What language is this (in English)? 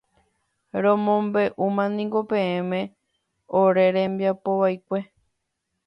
Guarani